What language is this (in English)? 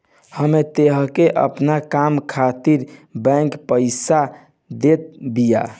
Bhojpuri